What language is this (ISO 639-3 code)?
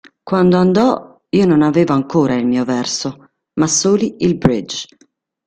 ita